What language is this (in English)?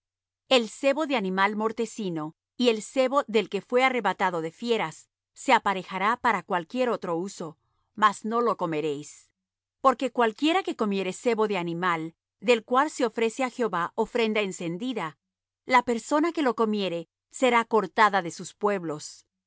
Spanish